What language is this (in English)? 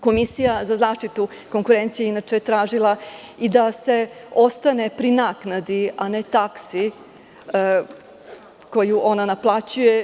Serbian